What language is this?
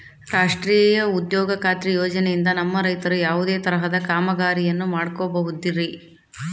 Kannada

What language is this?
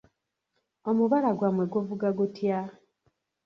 Ganda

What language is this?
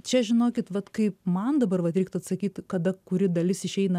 Lithuanian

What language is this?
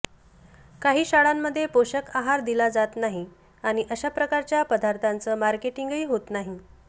Marathi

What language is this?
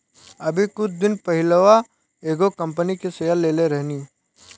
Bhojpuri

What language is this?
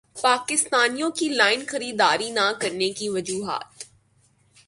Urdu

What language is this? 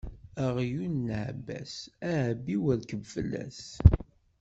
Kabyle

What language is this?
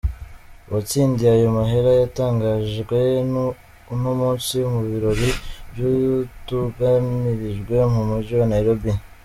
Kinyarwanda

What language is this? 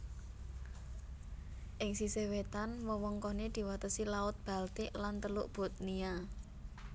Javanese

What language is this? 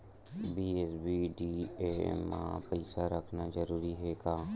Chhattisgarhi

